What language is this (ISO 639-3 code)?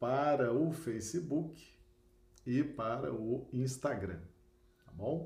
por